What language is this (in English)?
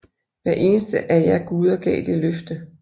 Danish